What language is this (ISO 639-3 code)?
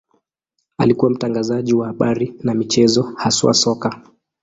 swa